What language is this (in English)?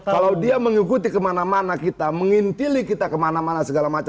Indonesian